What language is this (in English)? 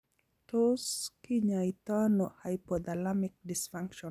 Kalenjin